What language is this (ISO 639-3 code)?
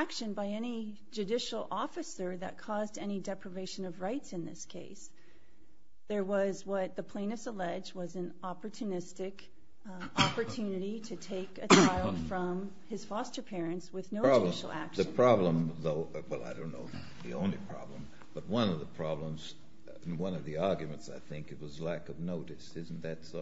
eng